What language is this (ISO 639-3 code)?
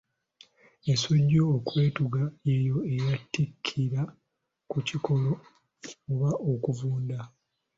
lug